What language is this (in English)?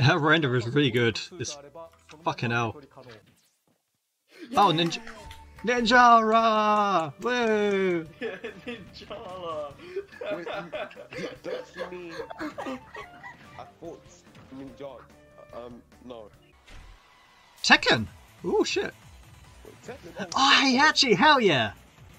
English